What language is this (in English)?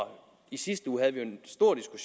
Danish